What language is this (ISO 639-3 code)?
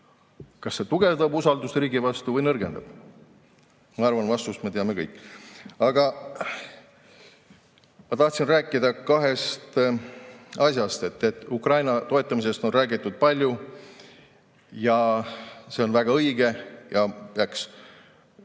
est